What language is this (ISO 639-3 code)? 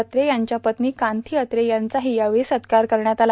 mar